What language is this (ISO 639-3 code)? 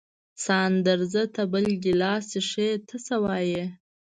pus